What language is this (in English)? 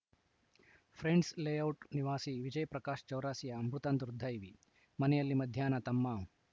Kannada